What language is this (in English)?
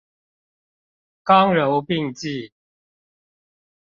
Chinese